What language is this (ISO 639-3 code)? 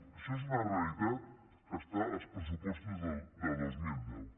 cat